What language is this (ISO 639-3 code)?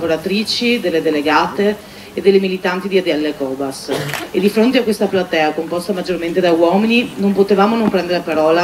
ita